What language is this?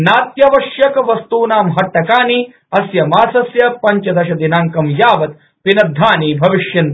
Sanskrit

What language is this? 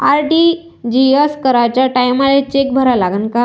Marathi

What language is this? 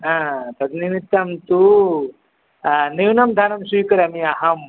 Sanskrit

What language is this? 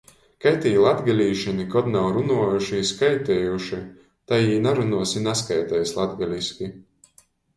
Latgalian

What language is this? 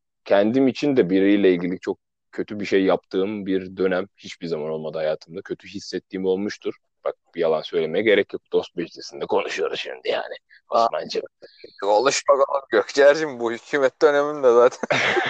Turkish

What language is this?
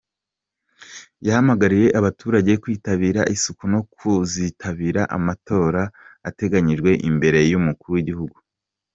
Kinyarwanda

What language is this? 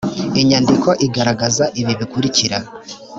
Kinyarwanda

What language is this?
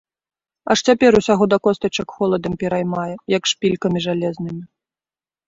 Belarusian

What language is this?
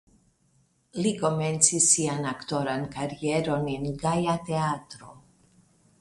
Esperanto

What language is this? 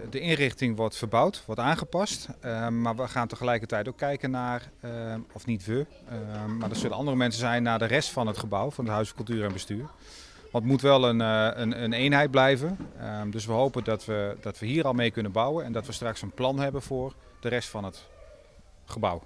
Dutch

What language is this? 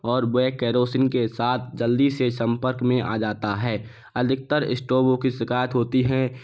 Hindi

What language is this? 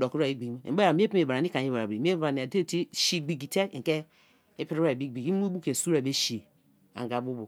Kalabari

